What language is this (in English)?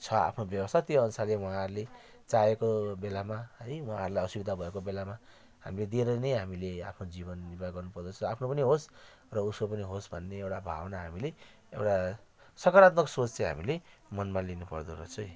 Nepali